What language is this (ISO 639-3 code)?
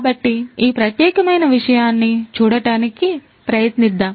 tel